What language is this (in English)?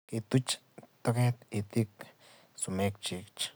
Kalenjin